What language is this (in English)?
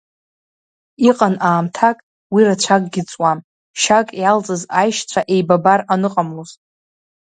Abkhazian